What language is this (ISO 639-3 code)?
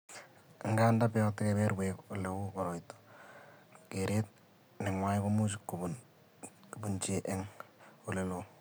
kln